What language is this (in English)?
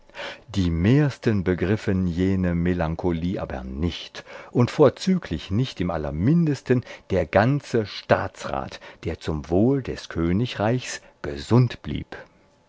German